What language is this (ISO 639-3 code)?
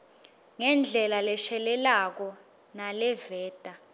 ssw